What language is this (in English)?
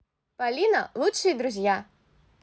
Russian